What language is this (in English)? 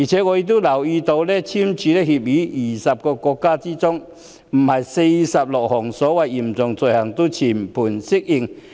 Cantonese